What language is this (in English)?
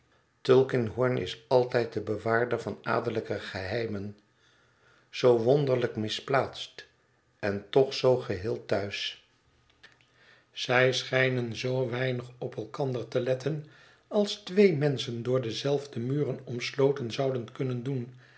Dutch